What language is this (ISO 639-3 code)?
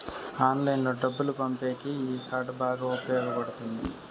tel